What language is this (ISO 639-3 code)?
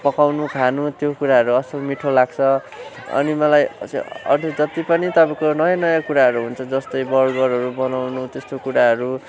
nep